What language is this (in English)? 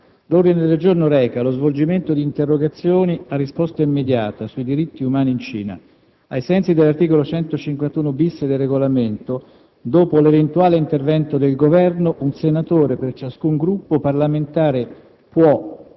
Italian